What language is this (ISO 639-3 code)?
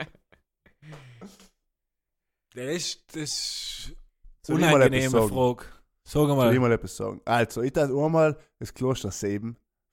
deu